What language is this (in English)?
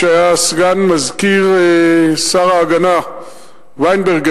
Hebrew